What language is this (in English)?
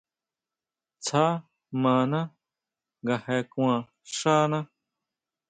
Huautla Mazatec